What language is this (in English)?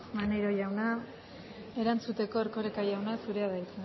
Basque